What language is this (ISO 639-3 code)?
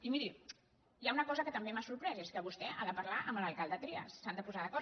cat